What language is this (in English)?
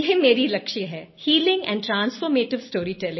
Hindi